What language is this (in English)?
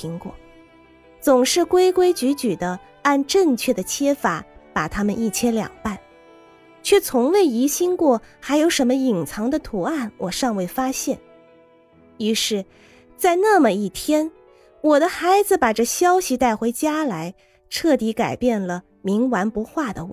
Chinese